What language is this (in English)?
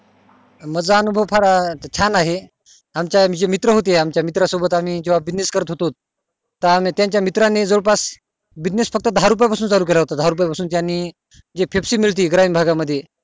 Marathi